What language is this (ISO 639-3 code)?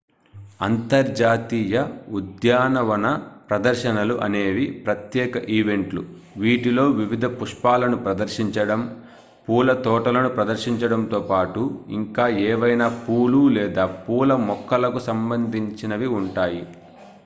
tel